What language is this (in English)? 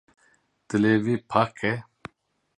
Kurdish